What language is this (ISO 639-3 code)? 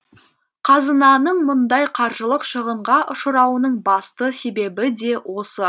kaz